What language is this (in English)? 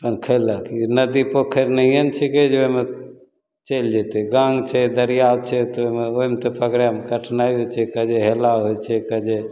Maithili